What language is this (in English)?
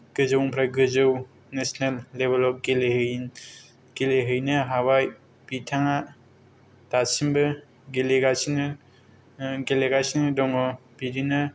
Bodo